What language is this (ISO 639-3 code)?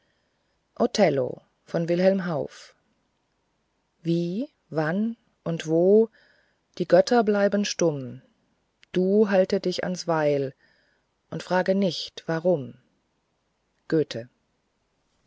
deu